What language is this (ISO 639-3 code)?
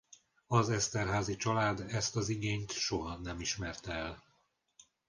hun